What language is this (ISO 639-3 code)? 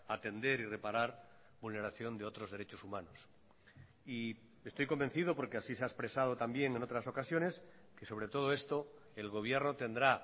spa